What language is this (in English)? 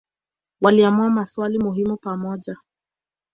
Swahili